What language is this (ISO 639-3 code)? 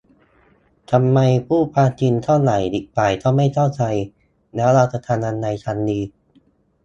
tha